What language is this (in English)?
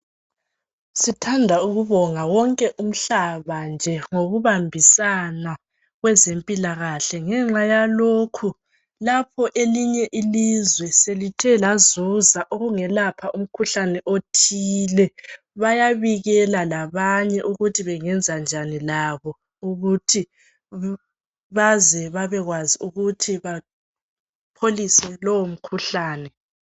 North Ndebele